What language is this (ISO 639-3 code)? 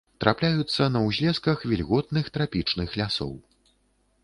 bel